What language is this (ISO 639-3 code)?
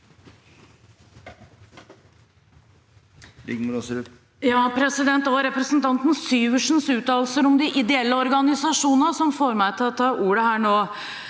nor